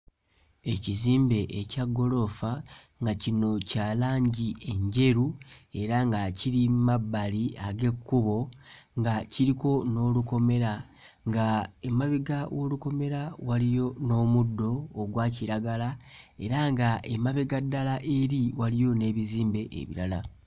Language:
Ganda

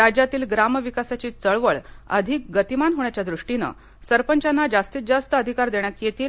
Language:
Marathi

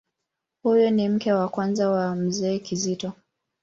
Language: Swahili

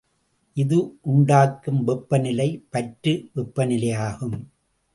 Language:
Tamil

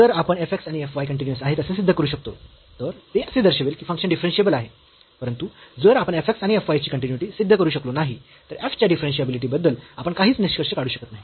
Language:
Marathi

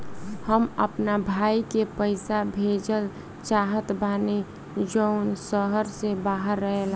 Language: Bhojpuri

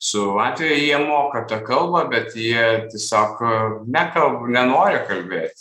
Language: Lithuanian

